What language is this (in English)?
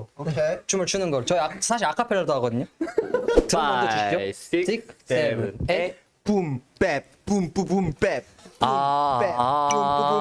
Korean